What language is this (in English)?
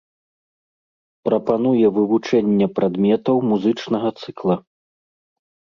Belarusian